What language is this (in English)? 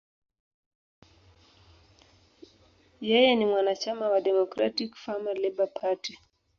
Swahili